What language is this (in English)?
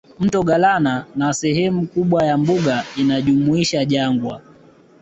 Swahili